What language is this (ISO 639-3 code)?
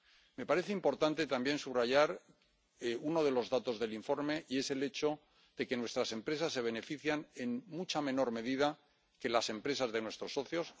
spa